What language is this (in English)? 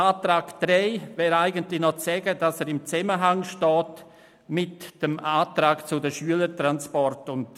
Swiss German